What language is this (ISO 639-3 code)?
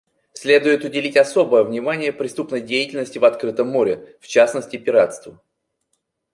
rus